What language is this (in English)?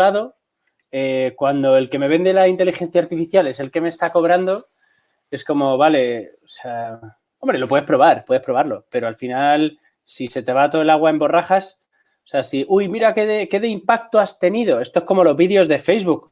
Spanish